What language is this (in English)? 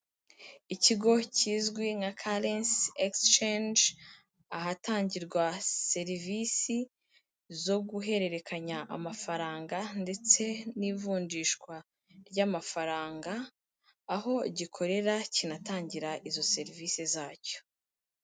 Kinyarwanda